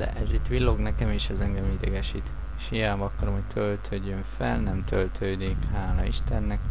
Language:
Hungarian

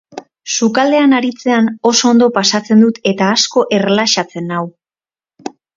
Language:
Basque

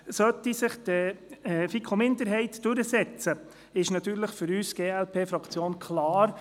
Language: Swiss German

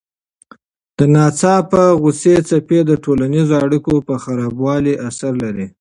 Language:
Pashto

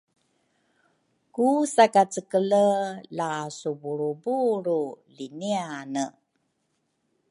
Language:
Rukai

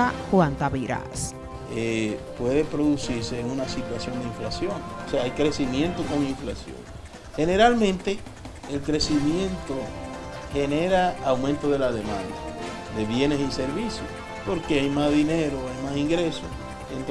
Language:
Spanish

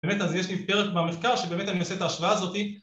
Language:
Hebrew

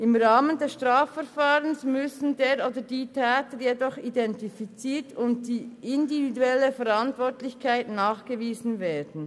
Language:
Swiss German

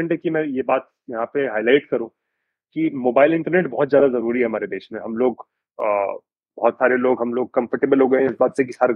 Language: Hindi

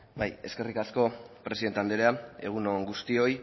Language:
Basque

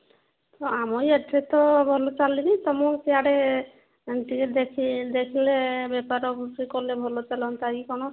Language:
Odia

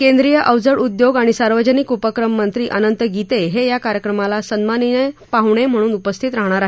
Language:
Marathi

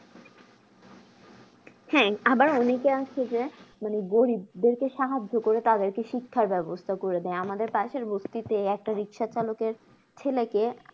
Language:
Bangla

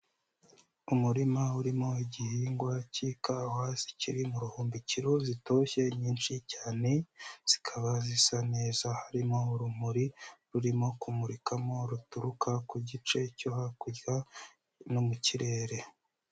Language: Kinyarwanda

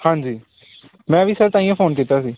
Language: Punjabi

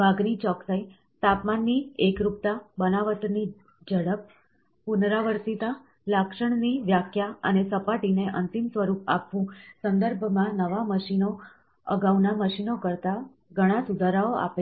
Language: Gujarati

